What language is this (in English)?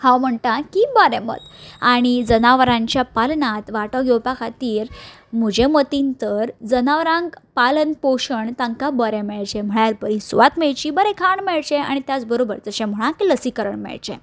Konkani